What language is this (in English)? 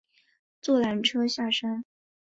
Chinese